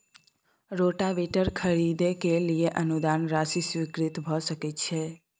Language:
Maithili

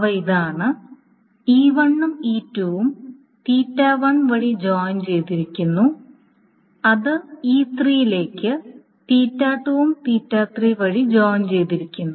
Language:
Malayalam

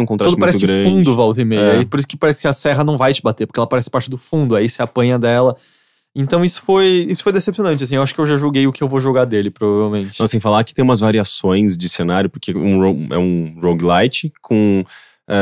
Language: Portuguese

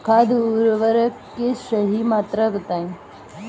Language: Bhojpuri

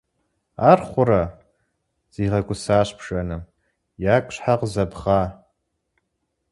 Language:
Kabardian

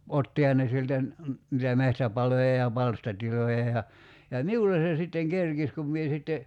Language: Finnish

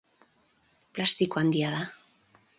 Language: Basque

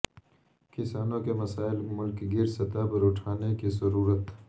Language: Urdu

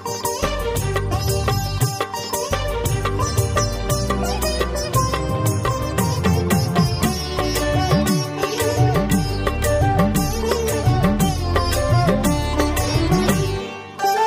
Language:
Tamil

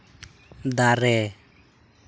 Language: Santali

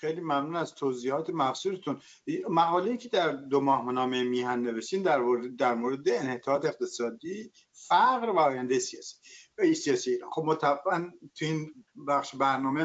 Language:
Persian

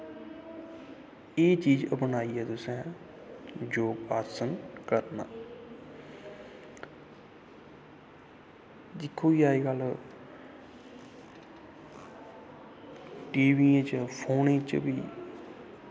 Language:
Dogri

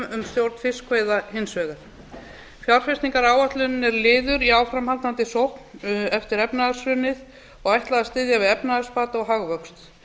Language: Icelandic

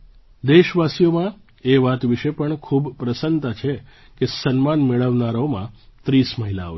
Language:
Gujarati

